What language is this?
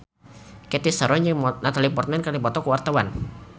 Sundanese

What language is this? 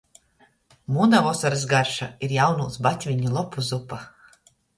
Latgalian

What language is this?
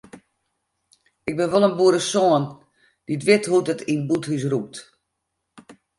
Western Frisian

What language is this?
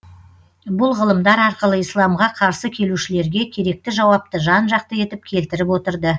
Kazakh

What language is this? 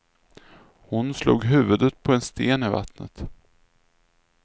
Swedish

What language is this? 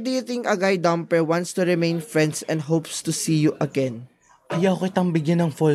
Filipino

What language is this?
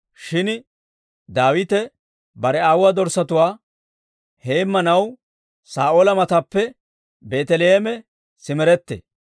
Dawro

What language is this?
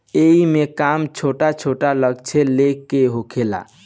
Bhojpuri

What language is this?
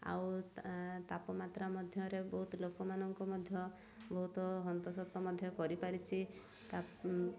Odia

